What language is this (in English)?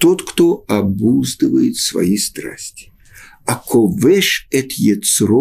Russian